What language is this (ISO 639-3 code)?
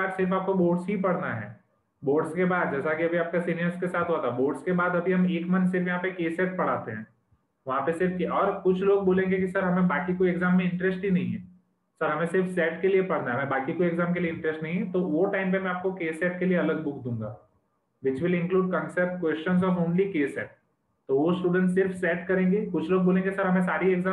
hin